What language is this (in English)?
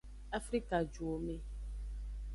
Aja (Benin)